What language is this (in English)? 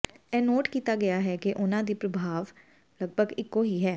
Punjabi